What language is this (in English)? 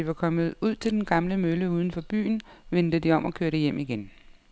Danish